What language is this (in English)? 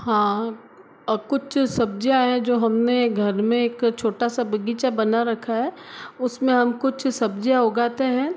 Hindi